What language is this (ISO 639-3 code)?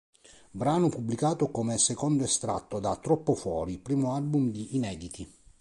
ita